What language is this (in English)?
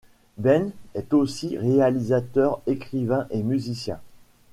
French